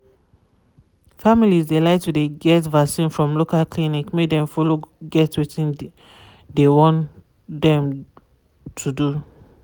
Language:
Nigerian Pidgin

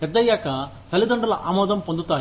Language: Telugu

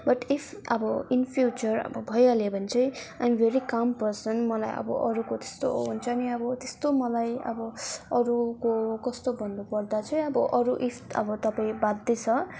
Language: Nepali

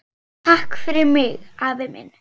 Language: Icelandic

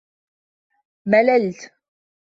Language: Arabic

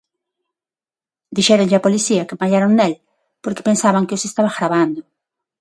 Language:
Galician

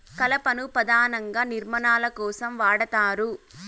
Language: Telugu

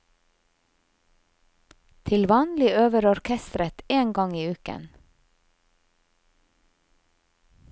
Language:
Norwegian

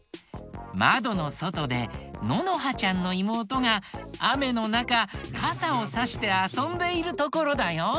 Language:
Japanese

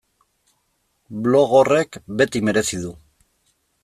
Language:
Basque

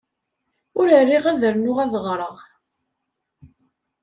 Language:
Kabyle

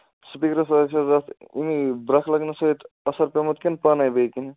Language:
Kashmiri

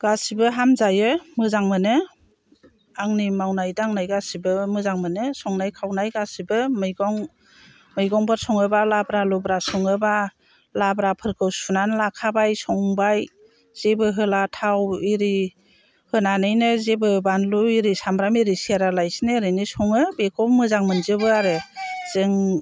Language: Bodo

